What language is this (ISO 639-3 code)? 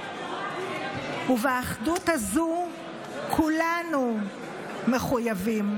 heb